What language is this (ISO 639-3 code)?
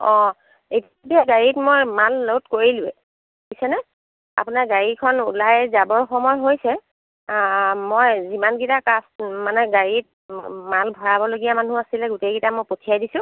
asm